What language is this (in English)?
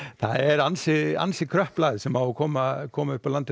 Icelandic